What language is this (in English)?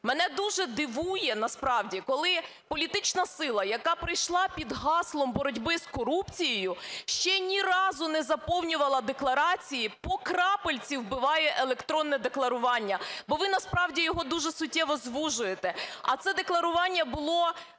Ukrainian